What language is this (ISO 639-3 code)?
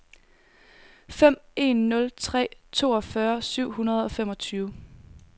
dan